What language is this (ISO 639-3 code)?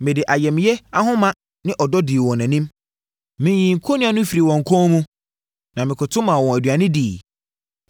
aka